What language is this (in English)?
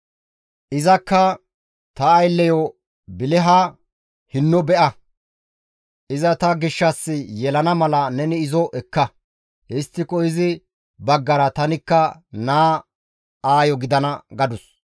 Gamo